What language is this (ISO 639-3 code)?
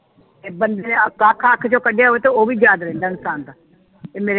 pan